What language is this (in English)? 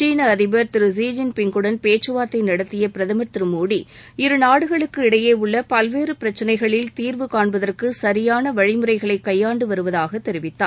Tamil